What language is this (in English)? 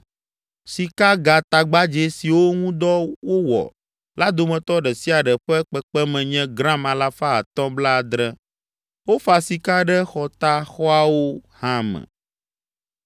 Ewe